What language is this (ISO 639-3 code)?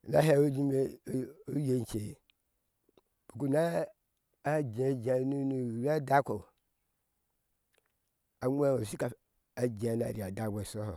ahs